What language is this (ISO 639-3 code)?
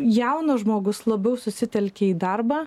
lit